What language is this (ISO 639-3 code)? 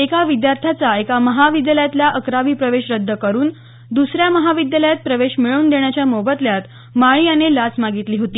mar